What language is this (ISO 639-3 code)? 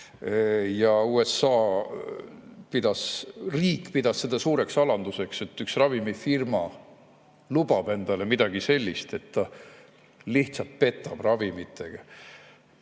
est